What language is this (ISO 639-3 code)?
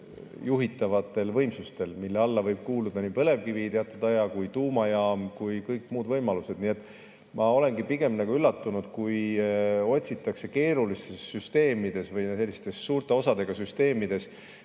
est